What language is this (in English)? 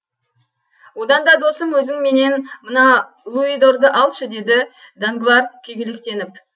Kazakh